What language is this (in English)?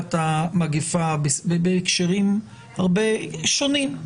Hebrew